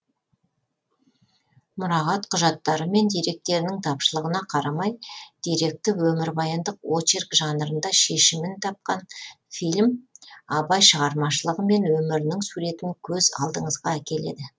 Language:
Kazakh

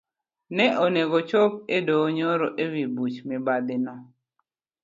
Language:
Luo (Kenya and Tanzania)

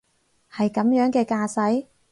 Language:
Cantonese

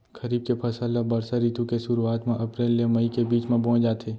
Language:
Chhattisgarhi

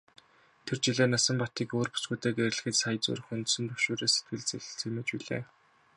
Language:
Mongolian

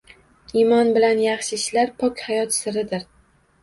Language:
Uzbek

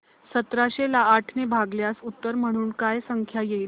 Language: Marathi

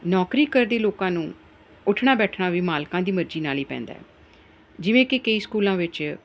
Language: Punjabi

